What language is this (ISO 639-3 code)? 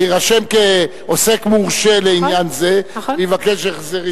heb